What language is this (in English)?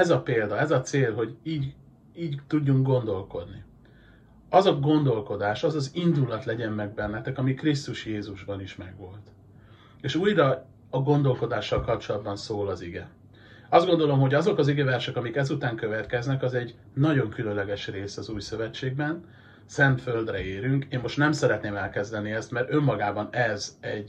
Hungarian